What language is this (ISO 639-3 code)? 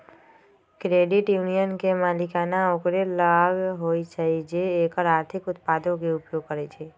mag